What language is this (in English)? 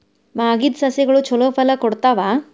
Kannada